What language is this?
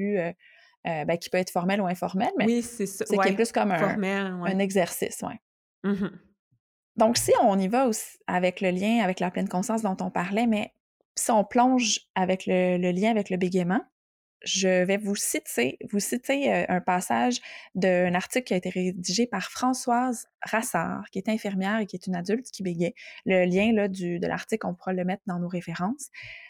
French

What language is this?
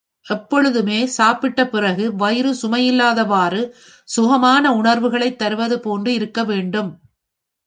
Tamil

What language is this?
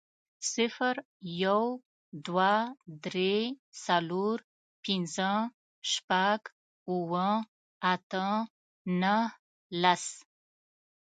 Pashto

